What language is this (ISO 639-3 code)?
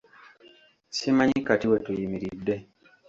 lug